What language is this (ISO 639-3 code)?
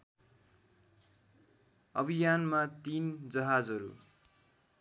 nep